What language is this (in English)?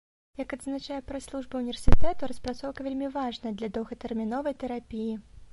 Belarusian